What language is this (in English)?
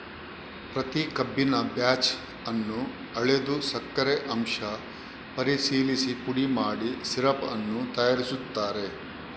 Kannada